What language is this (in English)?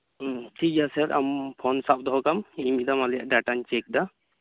Santali